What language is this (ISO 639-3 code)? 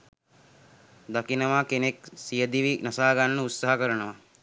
sin